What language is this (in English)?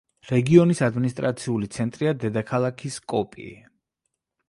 Georgian